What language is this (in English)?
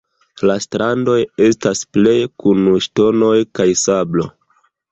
Esperanto